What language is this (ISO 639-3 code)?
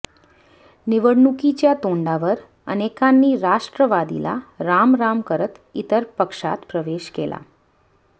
mar